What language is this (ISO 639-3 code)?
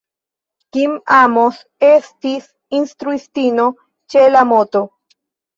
epo